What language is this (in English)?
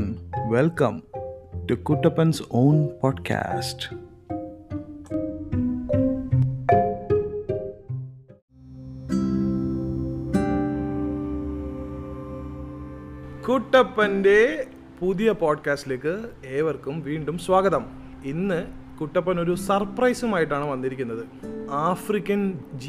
Malayalam